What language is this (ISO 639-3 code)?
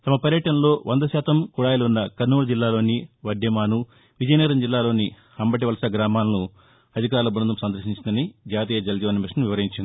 tel